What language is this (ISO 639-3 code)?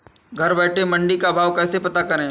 hin